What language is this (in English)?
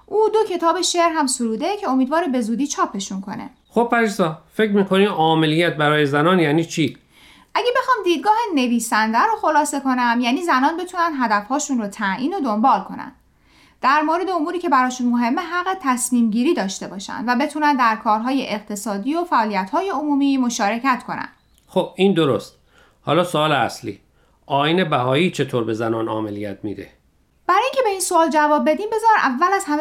Persian